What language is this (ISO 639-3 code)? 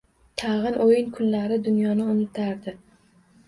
uzb